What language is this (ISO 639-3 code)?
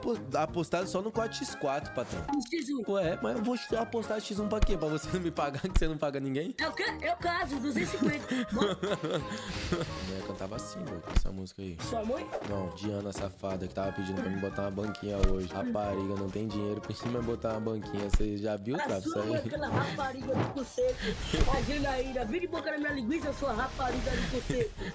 por